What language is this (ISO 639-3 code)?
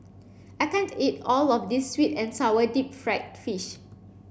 eng